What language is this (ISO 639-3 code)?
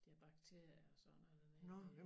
dan